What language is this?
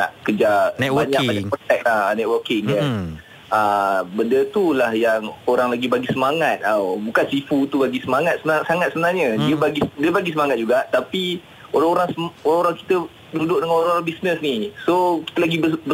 Malay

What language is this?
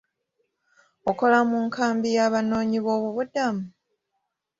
Ganda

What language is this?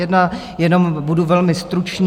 Czech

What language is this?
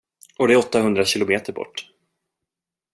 Swedish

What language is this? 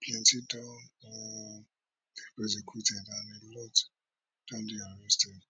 Nigerian Pidgin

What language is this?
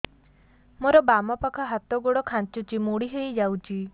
Odia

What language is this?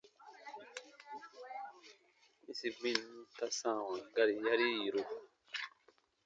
Baatonum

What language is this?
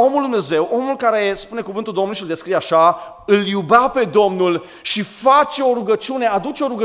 Romanian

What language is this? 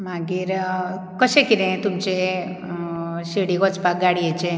Konkani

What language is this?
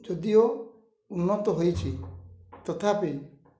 Odia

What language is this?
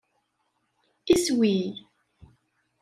Kabyle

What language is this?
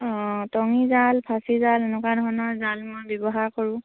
Assamese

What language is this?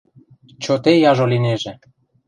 Western Mari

